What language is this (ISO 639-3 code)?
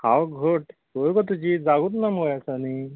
kok